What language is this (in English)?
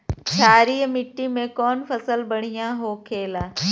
Bhojpuri